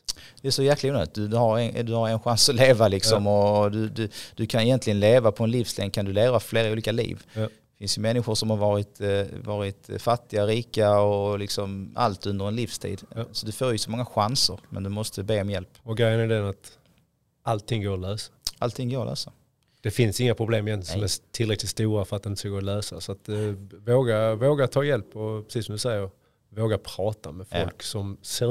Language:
Swedish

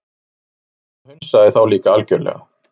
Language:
Icelandic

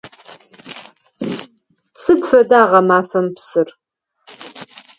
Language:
Adyghe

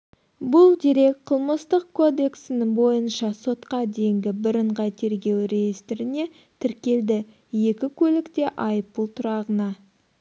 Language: Kazakh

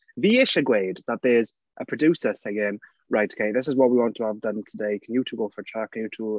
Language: Welsh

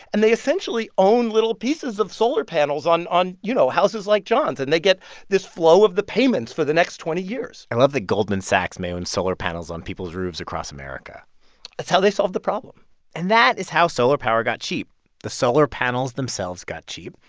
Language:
English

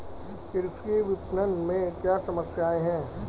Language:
Hindi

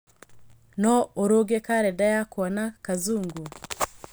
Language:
Kikuyu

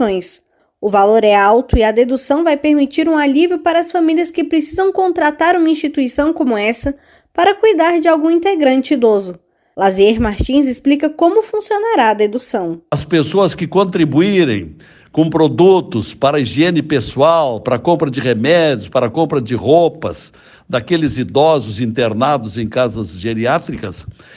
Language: Portuguese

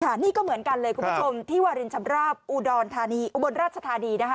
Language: Thai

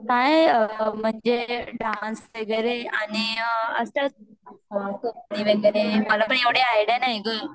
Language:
Marathi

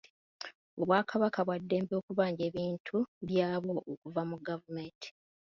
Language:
Ganda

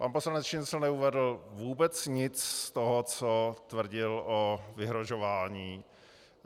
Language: Czech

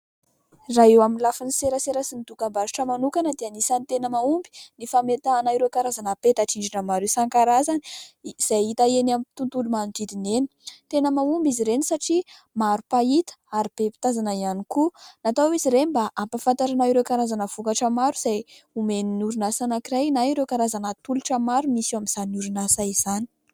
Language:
Malagasy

